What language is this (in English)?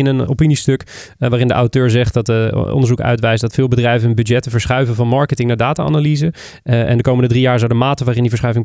Dutch